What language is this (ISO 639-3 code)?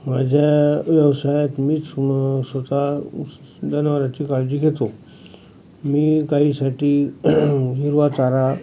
mar